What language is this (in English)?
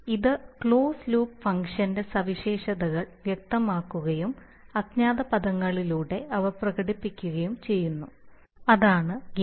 Malayalam